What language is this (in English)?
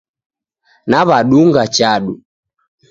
Taita